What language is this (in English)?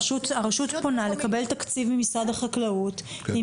Hebrew